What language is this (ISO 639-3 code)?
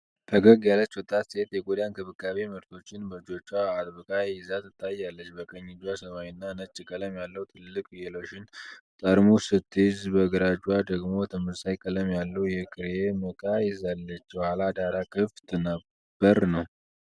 amh